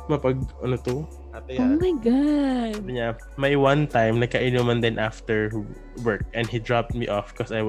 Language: Filipino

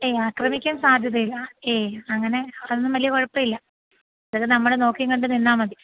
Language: Malayalam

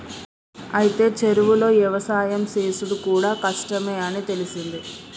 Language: Telugu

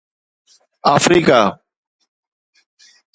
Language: Sindhi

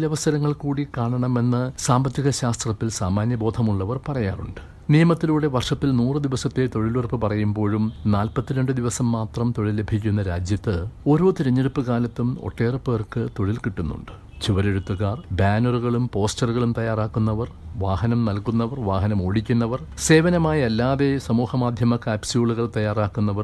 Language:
Malayalam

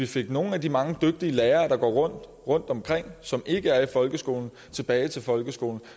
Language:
Danish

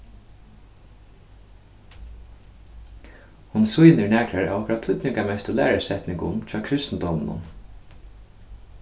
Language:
Faroese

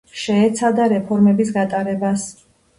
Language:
Georgian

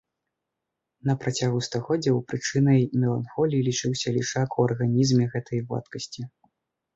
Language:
Belarusian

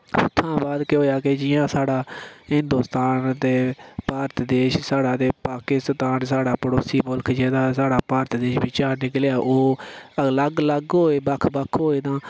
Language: Dogri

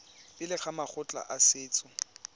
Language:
Tswana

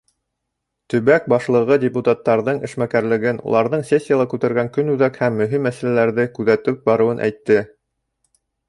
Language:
Bashkir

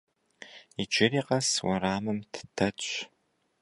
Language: Kabardian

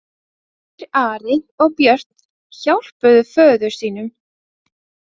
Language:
Icelandic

